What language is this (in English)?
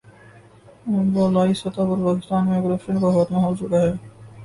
Urdu